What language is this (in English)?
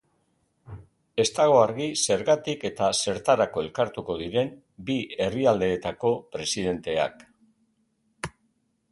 Basque